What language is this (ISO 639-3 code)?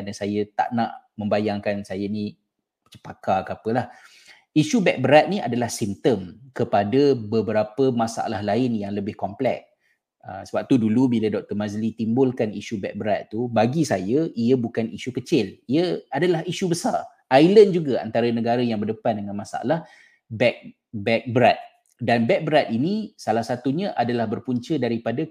msa